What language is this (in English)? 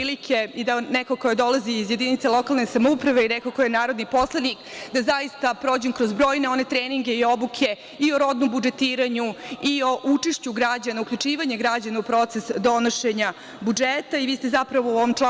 Serbian